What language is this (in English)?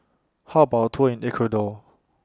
English